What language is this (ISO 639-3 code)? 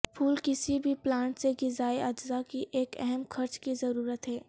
urd